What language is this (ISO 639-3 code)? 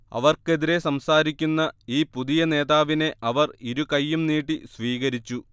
mal